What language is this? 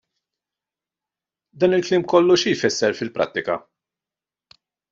Maltese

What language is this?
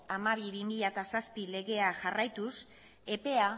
Basque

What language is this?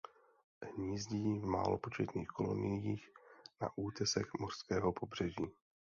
Czech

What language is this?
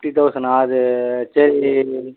Tamil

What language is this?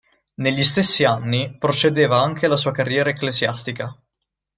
Italian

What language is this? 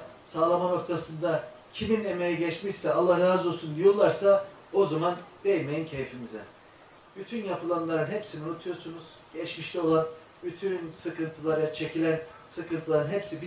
Turkish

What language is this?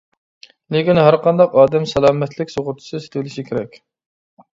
Uyghur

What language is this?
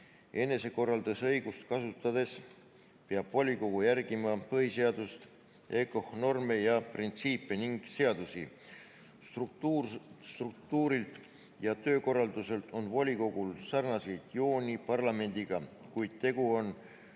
Estonian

